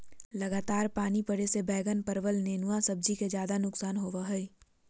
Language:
Magahi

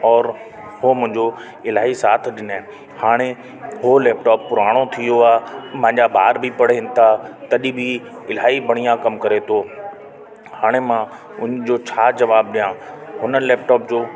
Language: Sindhi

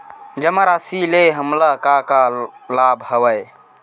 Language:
Chhattisgarhi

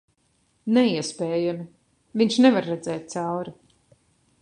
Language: Latvian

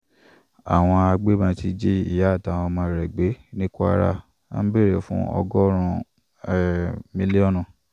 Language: Yoruba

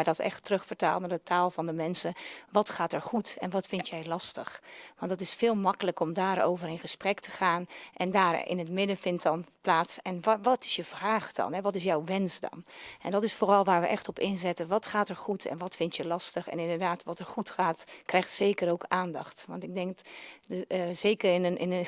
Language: Dutch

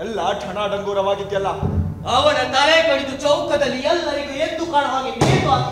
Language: Kannada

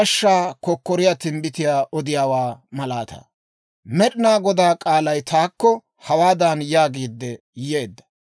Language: Dawro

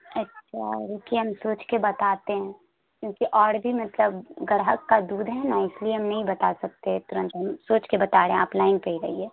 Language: Urdu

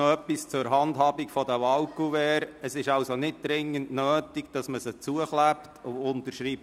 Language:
Swiss German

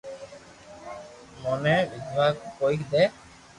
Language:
Loarki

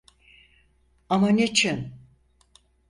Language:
Turkish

